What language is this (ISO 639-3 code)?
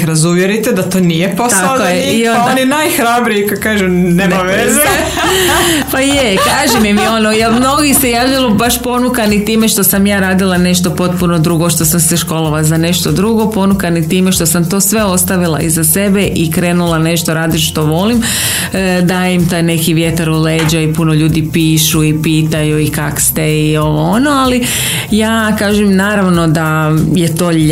hrv